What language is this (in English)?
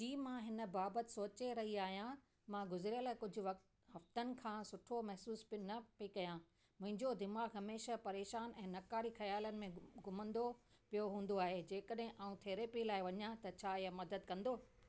Sindhi